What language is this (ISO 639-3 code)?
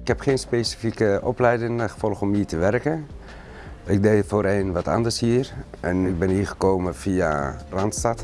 nld